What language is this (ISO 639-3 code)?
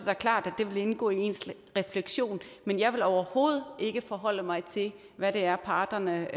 dan